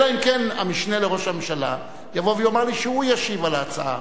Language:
Hebrew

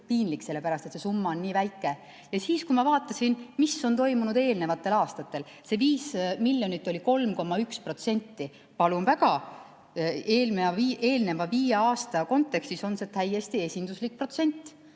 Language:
Estonian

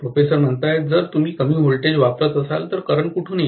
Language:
Marathi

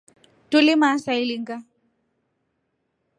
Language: Rombo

